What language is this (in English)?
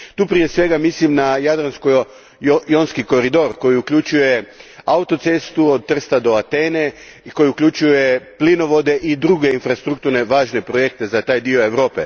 Croatian